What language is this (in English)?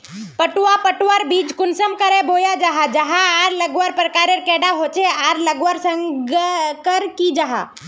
Magahi